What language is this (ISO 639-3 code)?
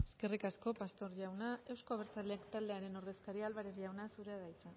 eus